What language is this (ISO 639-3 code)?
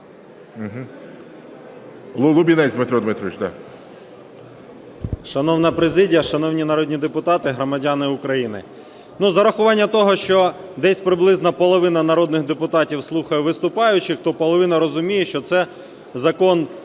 ukr